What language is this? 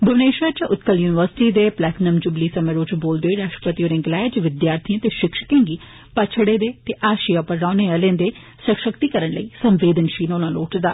Dogri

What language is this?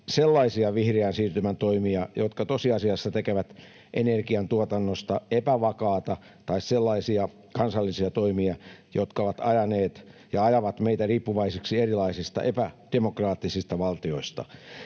Finnish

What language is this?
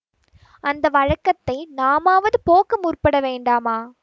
Tamil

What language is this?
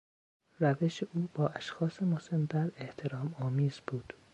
Persian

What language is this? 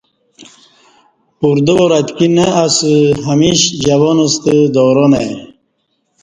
Kati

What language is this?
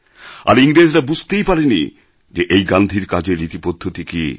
Bangla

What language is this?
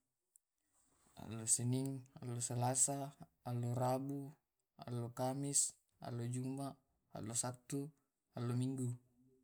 Tae'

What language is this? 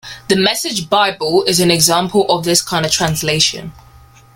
English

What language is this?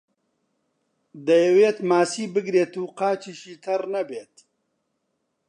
Central Kurdish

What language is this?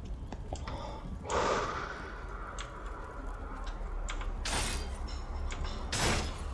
Russian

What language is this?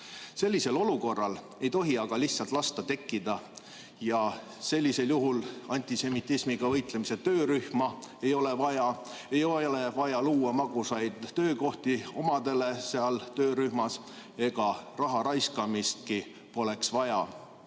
Estonian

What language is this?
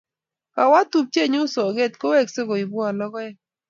Kalenjin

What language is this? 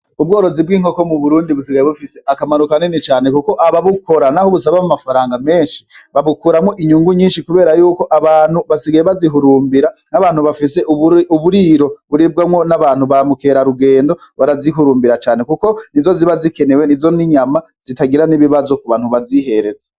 Rundi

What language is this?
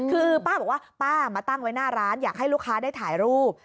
Thai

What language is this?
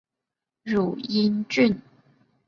Chinese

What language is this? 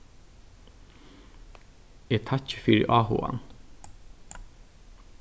Faroese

